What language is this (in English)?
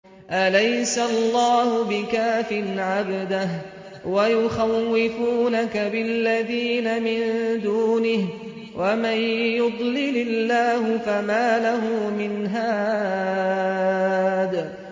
Arabic